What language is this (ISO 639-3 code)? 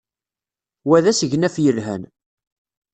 kab